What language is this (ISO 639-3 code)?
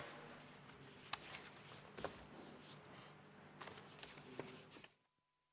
est